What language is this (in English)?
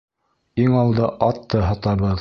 Bashkir